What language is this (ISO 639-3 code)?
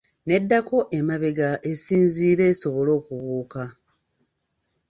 lug